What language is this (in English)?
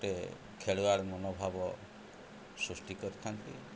Odia